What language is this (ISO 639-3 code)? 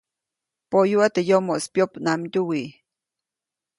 zoc